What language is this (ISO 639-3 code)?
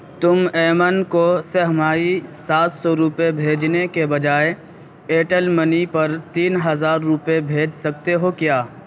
urd